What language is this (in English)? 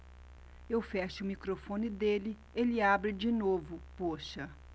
Portuguese